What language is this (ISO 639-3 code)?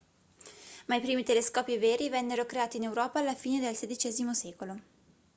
ita